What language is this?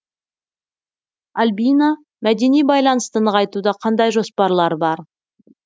Kazakh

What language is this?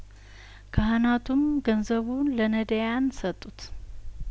Amharic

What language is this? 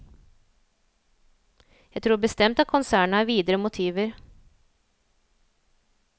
Norwegian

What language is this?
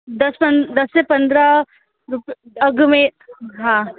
Sindhi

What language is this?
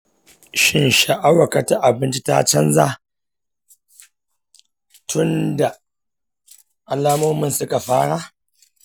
Hausa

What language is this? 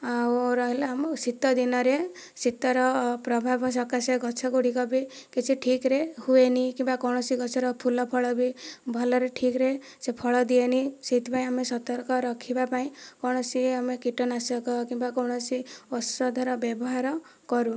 Odia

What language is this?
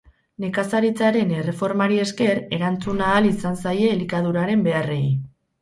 Basque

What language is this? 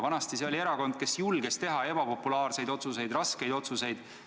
Estonian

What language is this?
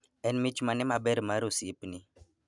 Luo (Kenya and Tanzania)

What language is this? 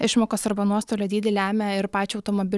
Lithuanian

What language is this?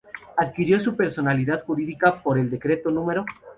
Spanish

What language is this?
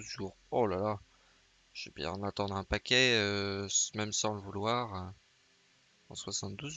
French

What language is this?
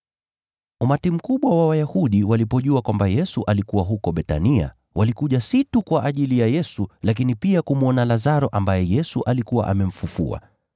Swahili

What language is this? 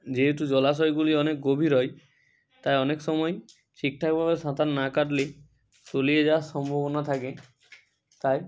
Bangla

